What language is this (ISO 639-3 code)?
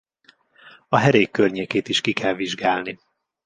hun